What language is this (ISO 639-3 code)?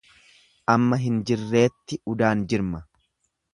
orm